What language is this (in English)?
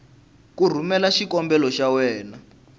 Tsonga